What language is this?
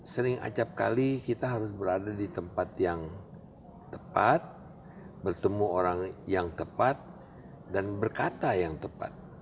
Indonesian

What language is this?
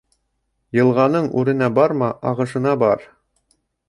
Bashkir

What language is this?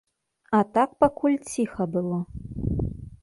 Belarusian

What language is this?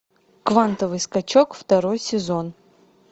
Russian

